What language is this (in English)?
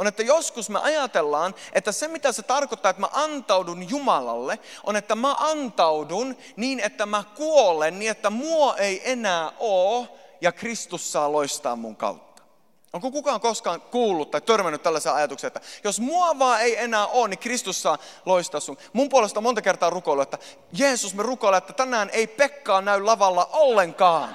Finnish